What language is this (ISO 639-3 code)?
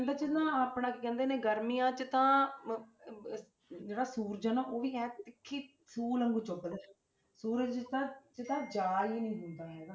pan